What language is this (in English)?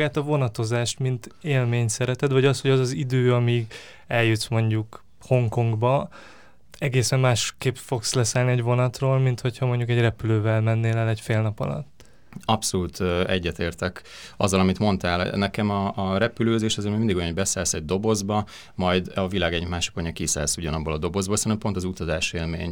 Hungarian